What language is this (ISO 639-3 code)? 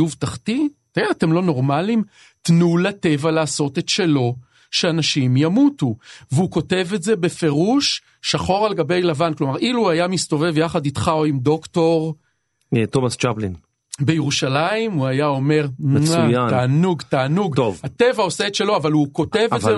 heb